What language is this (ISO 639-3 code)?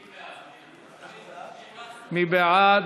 heb